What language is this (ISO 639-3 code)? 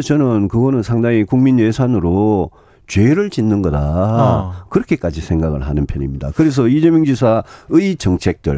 kor